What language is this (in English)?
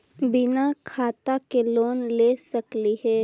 Magahi